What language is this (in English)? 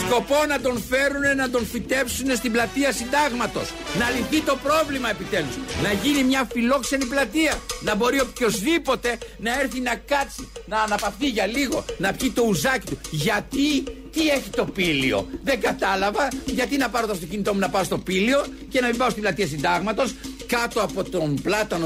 Greek